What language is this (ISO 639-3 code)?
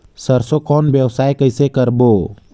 hne